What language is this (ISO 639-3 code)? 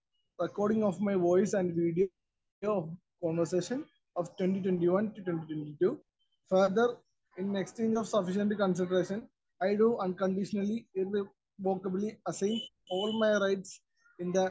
mal